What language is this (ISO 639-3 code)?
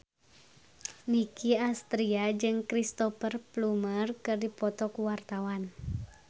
sun